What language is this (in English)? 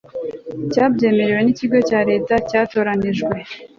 Kinyarwanda